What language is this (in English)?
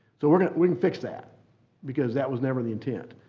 English